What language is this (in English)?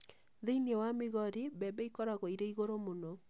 Kikuyu